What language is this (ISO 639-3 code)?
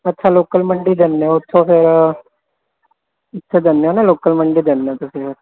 pan